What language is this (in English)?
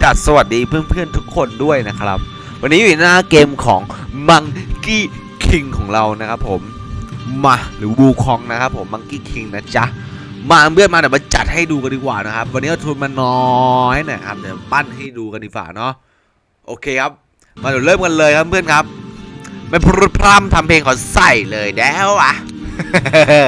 Thai